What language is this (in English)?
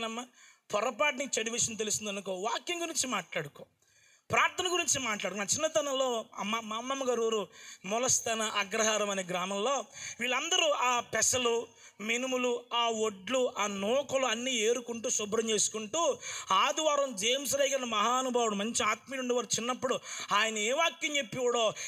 Indonesian